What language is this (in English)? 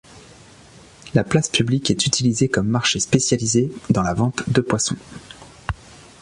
French